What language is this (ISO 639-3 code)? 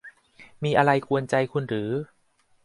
tha